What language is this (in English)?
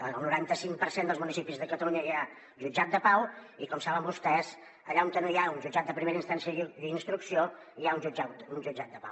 Catalan